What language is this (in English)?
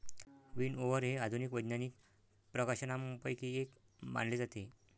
Marathi